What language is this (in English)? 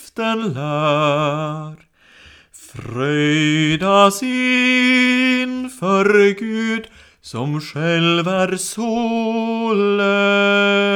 Swedish